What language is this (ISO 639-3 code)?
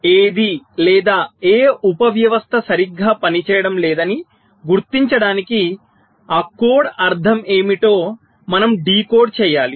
tel